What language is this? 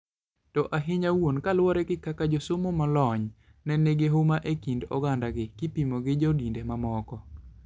Luo (Kenya and Tanzania)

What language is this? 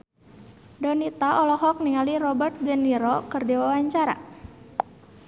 Sundanese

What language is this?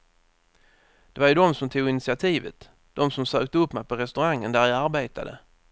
Swedish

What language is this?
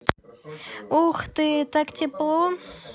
Russian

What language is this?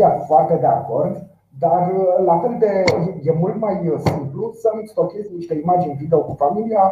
Romanian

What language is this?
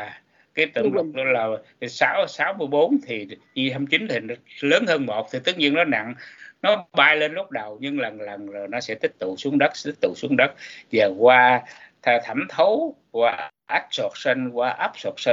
Vietnamese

